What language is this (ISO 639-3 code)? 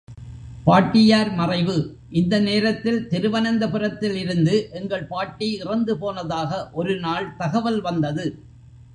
tam